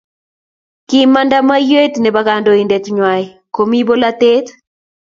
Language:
Kalenjin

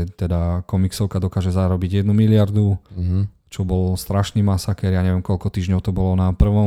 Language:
Slovak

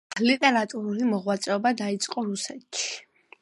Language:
Georgian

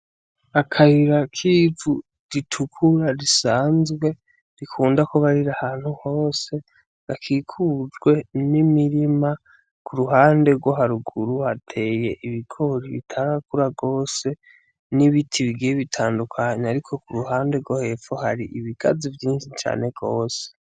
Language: Rundi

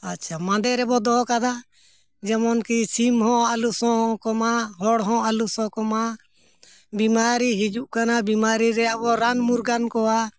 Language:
Santali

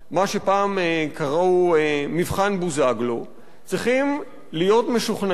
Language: Hebrew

